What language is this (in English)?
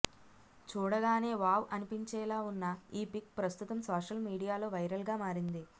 Telugu